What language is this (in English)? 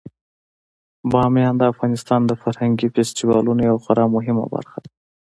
Pashto